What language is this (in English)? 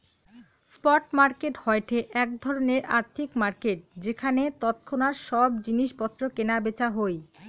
Bangla